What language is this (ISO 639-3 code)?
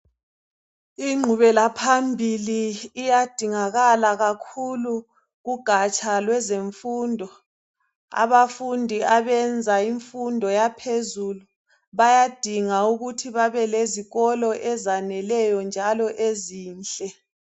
nde